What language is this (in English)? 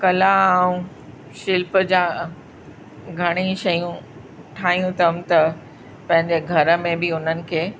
Sindhi